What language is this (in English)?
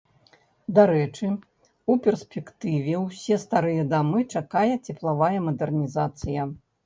Belarusian